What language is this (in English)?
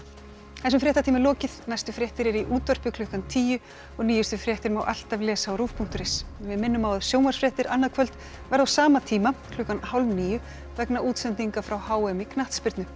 Icelandic